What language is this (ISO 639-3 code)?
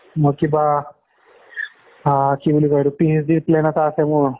asm